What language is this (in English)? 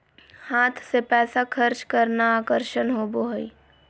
Magahi